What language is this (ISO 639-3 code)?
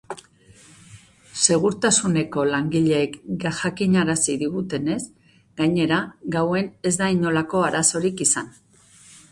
eus